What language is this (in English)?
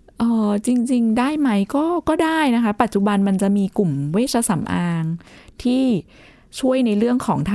Thai